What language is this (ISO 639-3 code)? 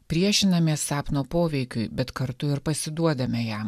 lit